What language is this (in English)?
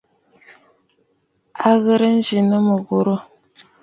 Bafut